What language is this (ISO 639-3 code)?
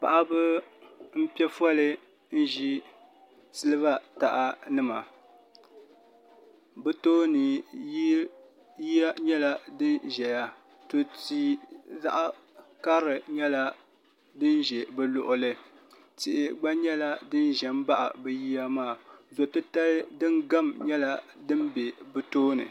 dag